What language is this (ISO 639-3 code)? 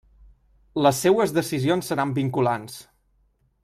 cat